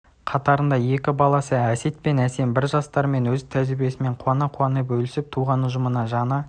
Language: Kazakh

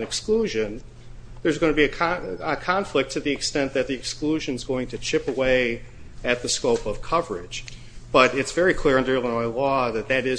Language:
English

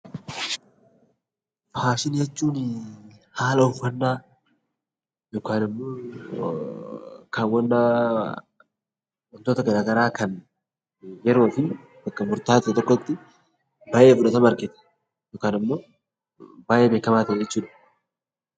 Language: Oromo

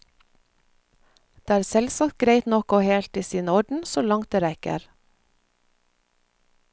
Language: Norwegian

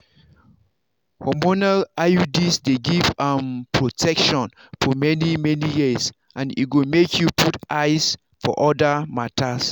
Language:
Nigerian Pidgin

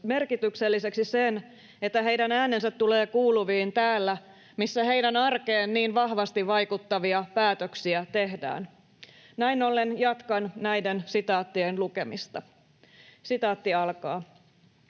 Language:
Finnish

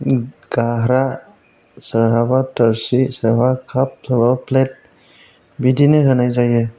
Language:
Bodo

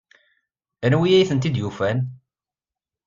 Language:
Kabyle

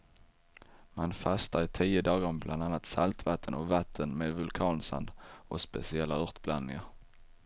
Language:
Swedish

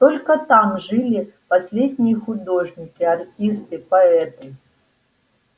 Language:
Russian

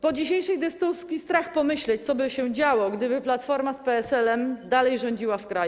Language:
Polish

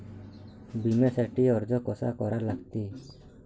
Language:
Marathi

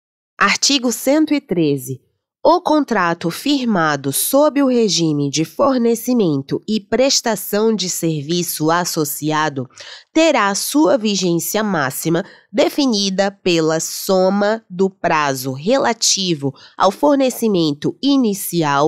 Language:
Portuguese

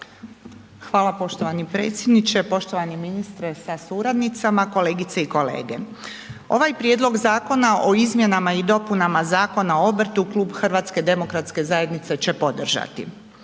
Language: Croatian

